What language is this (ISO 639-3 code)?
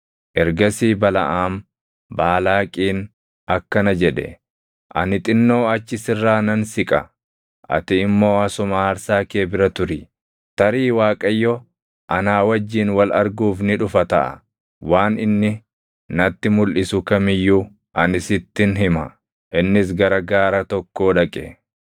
orm